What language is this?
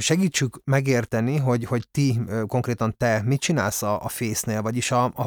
Hungarian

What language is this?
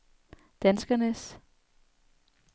Danish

